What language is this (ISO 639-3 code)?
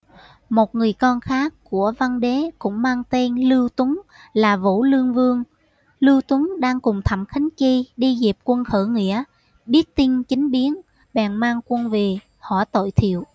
vie